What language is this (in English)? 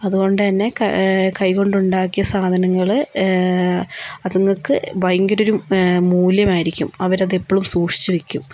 Malayalam